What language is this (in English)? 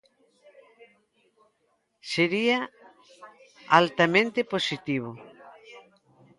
Galician